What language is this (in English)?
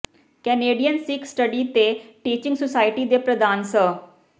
Punjabi